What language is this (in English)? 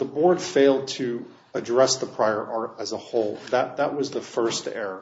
English